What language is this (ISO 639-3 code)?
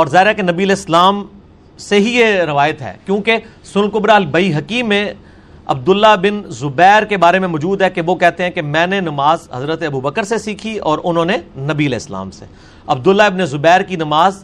urd